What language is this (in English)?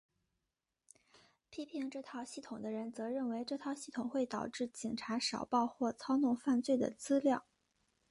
Chinese